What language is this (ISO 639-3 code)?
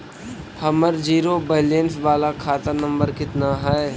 mag